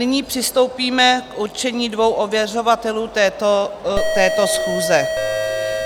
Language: Czech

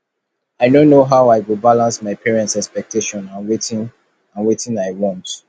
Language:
Nigerian Pidgin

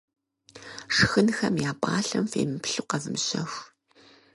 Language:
Kabardian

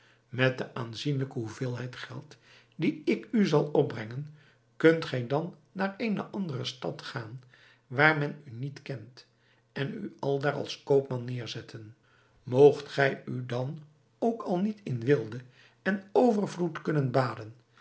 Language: Dutch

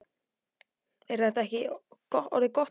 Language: Icelandic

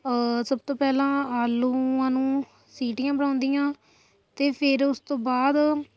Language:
Punjabi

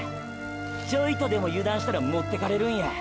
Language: Japanese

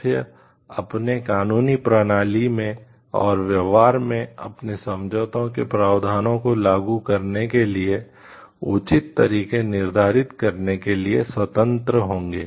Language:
Hindi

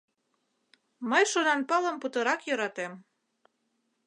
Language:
Mari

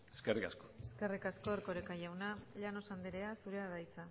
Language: Basque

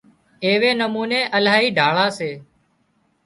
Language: Wadiyara Koli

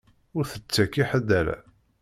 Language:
Kabyle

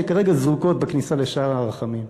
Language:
Hebrew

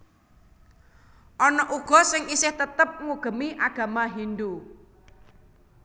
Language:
Javanese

